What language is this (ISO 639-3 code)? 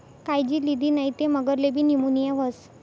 mar